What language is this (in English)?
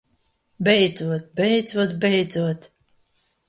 Latvian